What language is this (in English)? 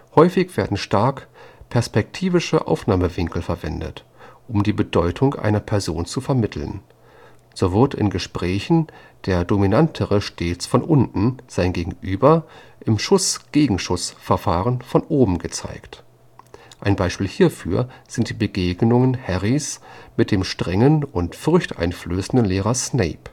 German